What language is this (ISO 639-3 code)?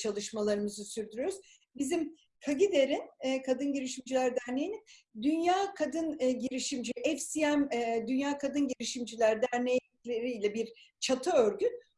tur